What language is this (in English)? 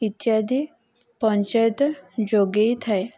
Odia